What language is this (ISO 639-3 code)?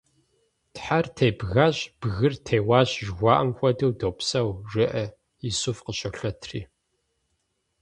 kbd